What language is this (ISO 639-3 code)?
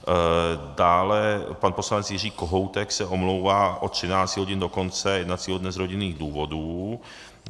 ces